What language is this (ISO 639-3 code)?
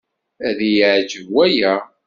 kab